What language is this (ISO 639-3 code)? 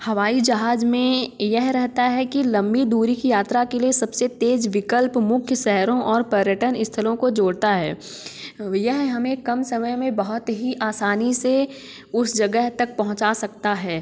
hin